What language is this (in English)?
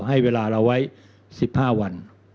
Thai